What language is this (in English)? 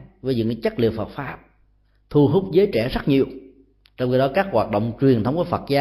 Vietnamese